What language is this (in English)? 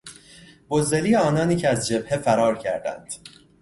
Persian